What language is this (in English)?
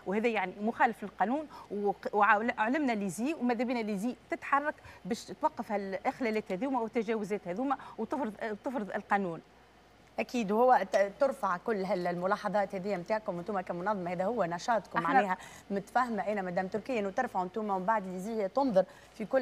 Arabic